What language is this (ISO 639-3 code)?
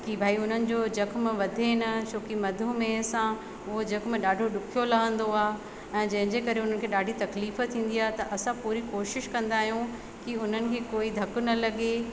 snd